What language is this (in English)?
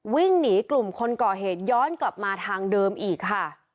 Thai